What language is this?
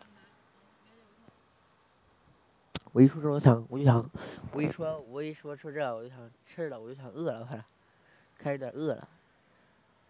Chinese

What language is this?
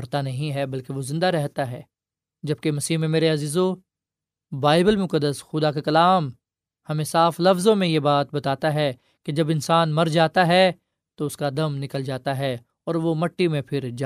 Urdu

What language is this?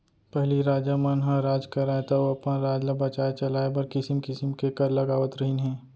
Chhattisgarhi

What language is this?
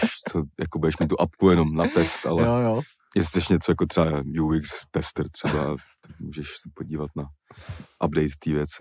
Czech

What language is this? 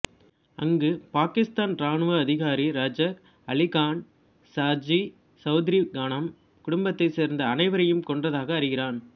Tamil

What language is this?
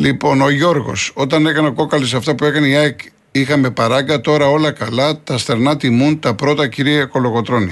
Greek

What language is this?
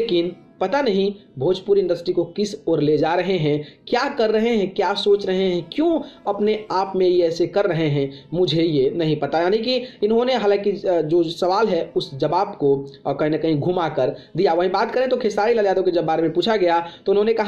Hindi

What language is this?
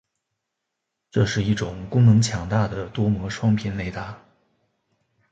Chinese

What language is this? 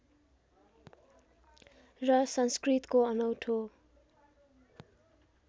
Nepali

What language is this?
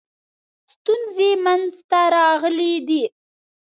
Pashto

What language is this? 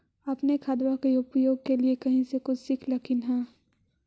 Magahi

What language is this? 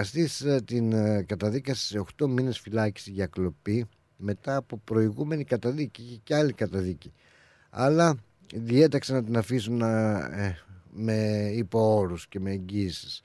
Greek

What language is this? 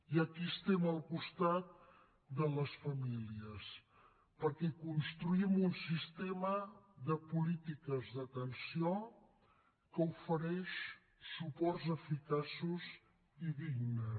Catalan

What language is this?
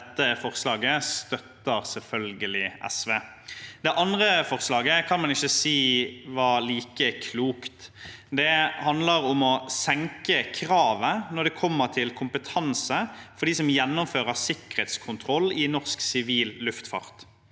Norwegian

